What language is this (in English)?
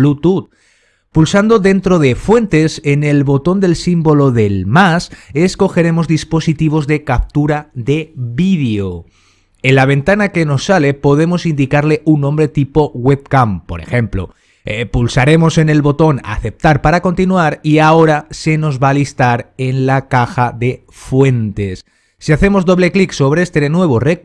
Spanish